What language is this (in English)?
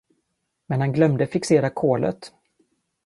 Swedish